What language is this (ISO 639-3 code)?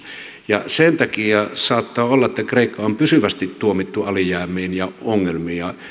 fin